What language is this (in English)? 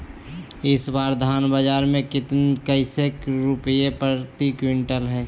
Magahi